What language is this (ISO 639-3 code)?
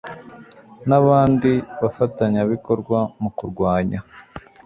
kin